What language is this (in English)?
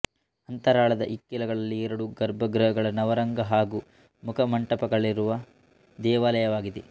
Kannada